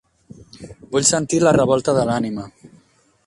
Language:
Catalan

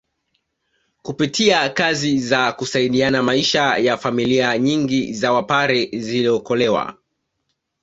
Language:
Swahili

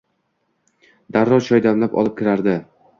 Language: Uzbek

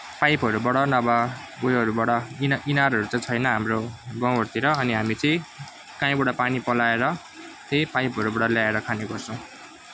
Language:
Nepali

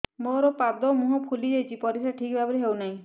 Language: Odia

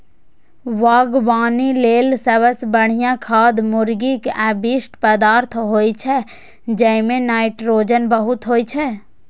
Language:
Maithili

